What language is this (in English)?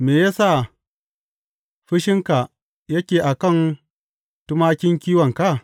Hausa